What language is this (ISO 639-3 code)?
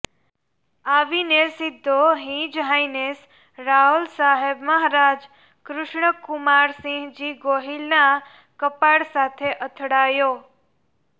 guj